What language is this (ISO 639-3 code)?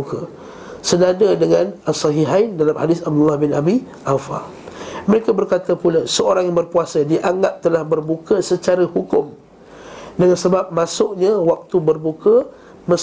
msa